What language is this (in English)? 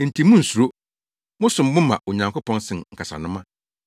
Akan